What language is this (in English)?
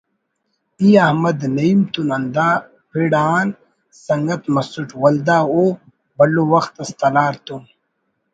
Brahui